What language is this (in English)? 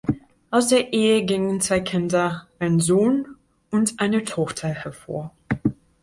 German